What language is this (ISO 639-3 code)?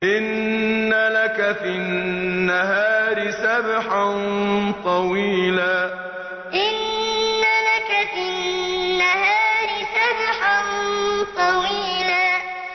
ara